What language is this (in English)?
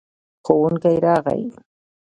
Pashto